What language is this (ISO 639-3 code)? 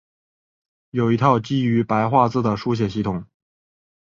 zho